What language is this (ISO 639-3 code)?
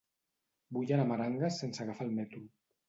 cat